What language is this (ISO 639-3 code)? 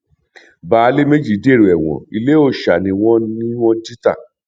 yor